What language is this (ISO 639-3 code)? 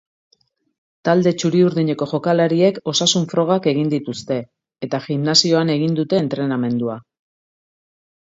eus